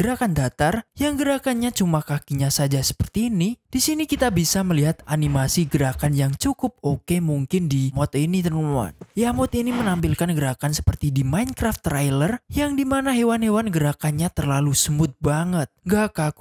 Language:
Indonesian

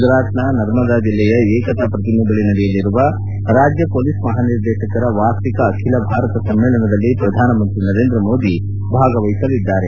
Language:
Kannada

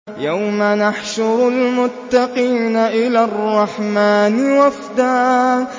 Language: Arabic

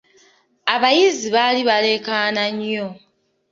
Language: Ganda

